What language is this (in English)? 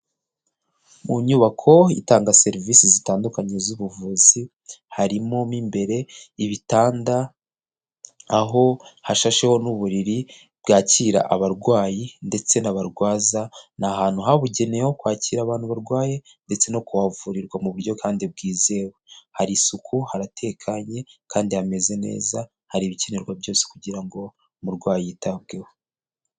Kinyarwanda